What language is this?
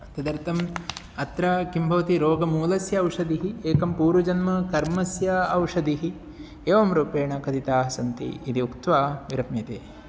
Sanskrit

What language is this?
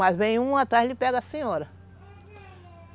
Portuguese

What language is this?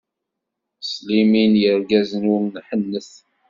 Kabyle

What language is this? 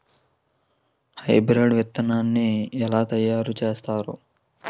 Telugu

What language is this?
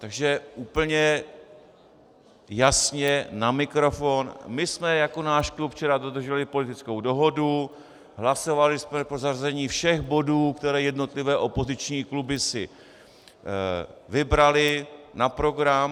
Czech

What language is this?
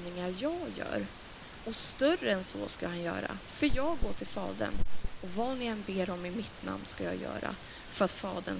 Swedish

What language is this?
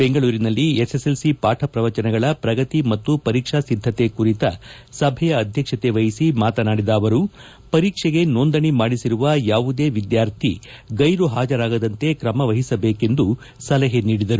Kannada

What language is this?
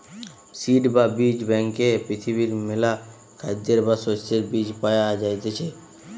Bangla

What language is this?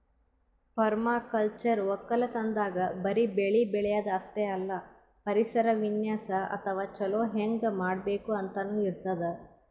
Kannada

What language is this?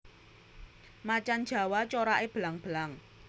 Javanese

